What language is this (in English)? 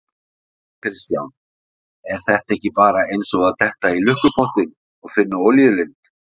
Icelandic